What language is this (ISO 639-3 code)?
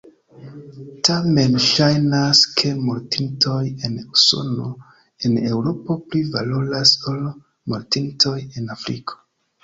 epo